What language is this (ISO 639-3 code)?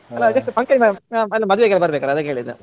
kan